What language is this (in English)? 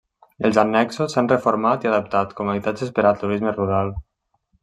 Catalan